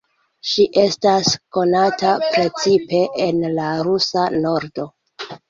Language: Esperanto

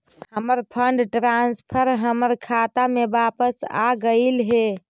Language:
Magahi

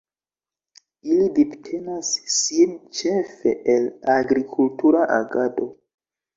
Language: Esperanto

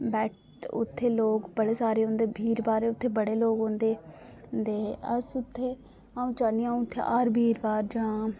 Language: Dogri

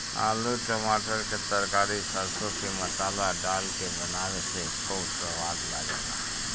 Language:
Bhojpuri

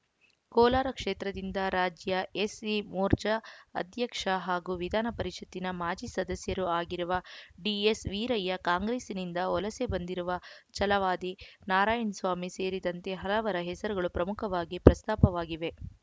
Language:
Kannada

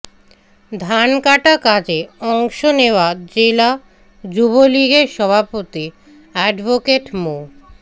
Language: Bangla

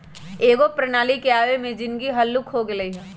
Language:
Magahi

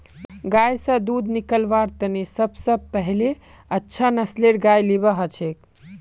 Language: Magahi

